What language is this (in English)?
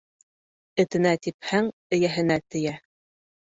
Bashkir